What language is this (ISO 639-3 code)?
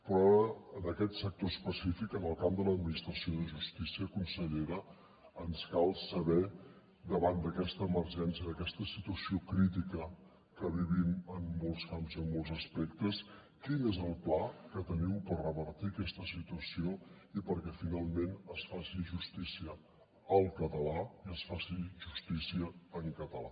cat